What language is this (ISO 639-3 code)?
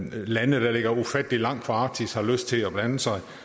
dan